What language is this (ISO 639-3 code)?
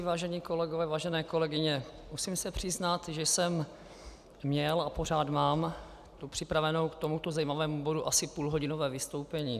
ces